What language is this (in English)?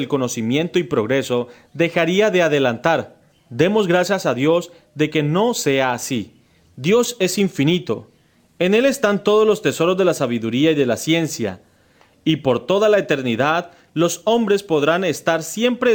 Spanish